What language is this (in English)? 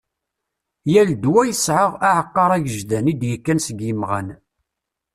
Kabyle